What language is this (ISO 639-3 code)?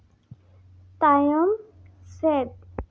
sat